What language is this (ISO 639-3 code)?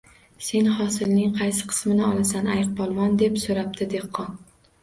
uzb